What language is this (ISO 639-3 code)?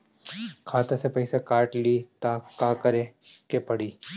bho